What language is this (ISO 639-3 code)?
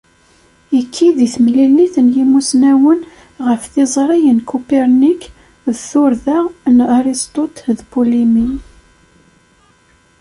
kab